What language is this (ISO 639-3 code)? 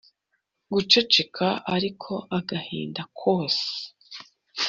kin